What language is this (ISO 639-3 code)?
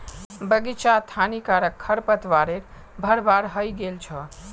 mag